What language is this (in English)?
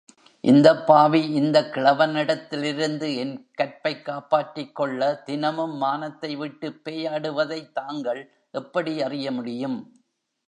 Tamil